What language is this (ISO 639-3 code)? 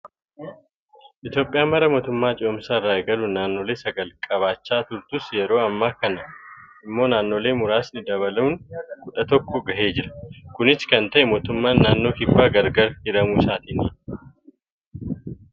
orm